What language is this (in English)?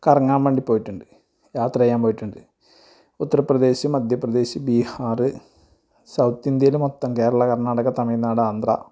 Malayalam